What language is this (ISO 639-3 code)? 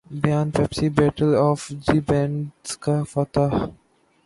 urd